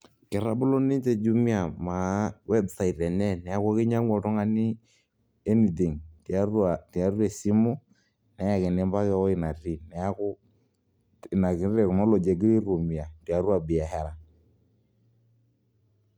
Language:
Masai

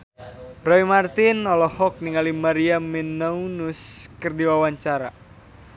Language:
Sundanese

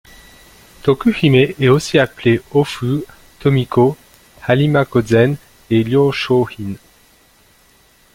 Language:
French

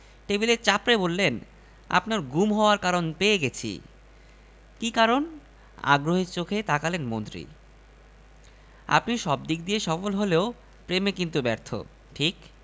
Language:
Bangla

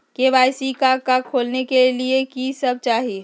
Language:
Magahi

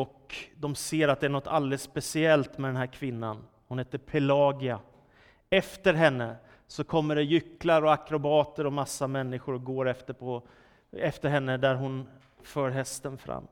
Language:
Swedish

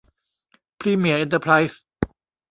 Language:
Thai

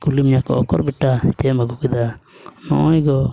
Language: Santali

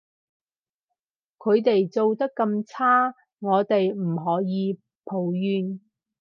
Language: Cantonese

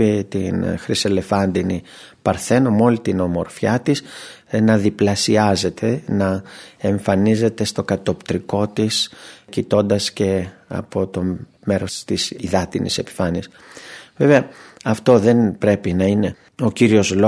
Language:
Greek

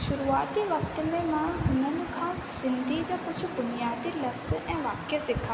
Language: Sindhi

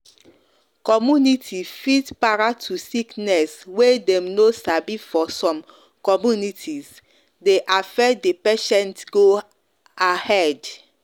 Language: Nigerian Pidgin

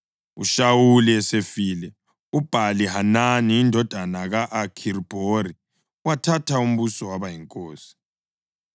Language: North Ndebele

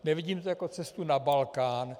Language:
Czech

